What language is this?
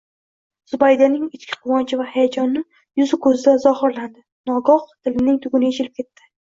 Uzbek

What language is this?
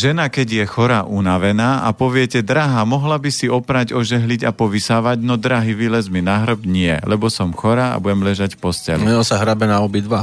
Slovak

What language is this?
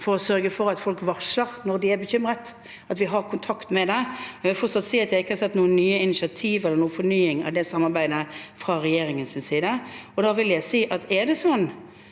Norwegian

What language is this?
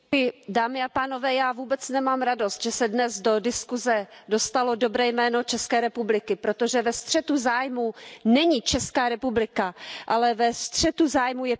Czech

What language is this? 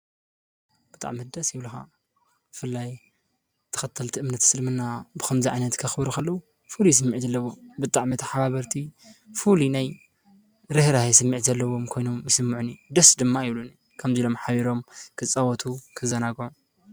Tigrinya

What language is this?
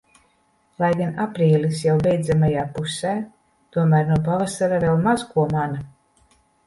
Latvian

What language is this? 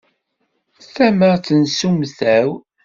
Kabyle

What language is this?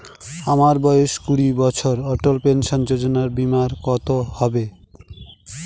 Bangla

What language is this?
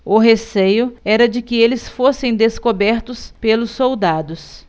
Portuguese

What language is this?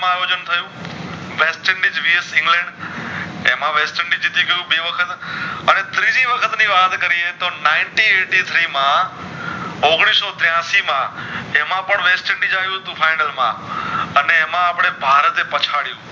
Gujarati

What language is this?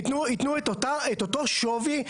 Hebrew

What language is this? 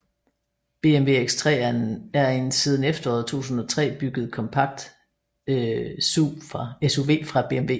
Danish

